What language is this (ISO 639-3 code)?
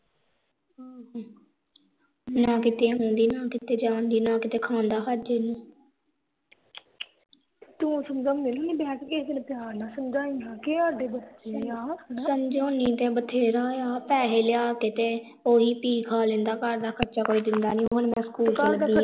pan